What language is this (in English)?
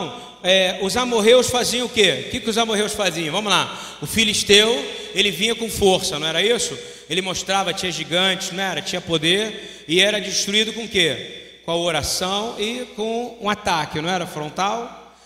Portuguese